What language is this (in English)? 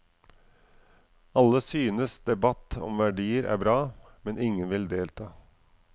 Norwegian